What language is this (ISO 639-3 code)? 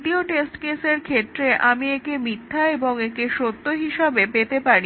ben